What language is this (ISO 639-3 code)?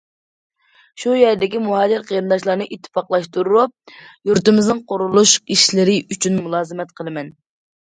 uig